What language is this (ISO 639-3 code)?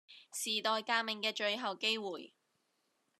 yue